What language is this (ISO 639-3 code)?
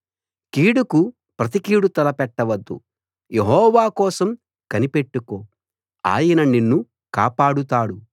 tel